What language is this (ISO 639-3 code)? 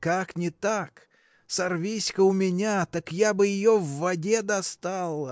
rus